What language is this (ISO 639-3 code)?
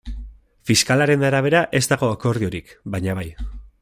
eus